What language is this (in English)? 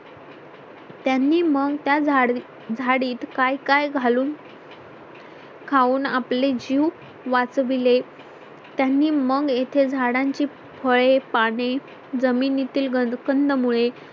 Marathi